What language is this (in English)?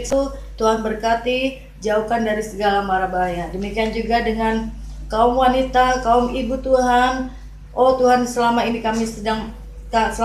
Indonesian